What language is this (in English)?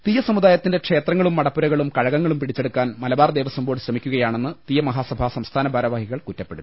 Malayalam